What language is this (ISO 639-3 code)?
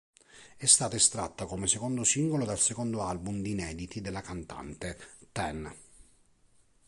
ita